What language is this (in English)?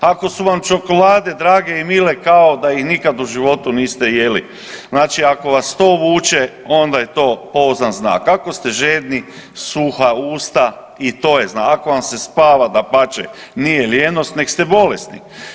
Croatian